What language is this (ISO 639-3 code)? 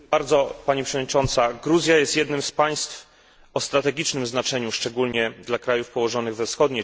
pol